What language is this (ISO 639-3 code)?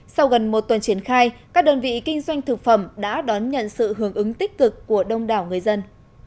vie